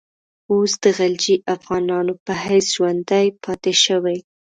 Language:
Pashto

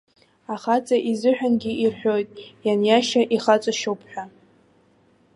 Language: Abkhazian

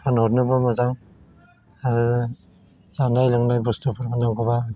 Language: Bodo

